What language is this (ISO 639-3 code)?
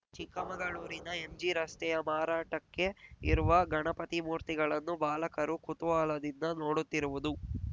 kan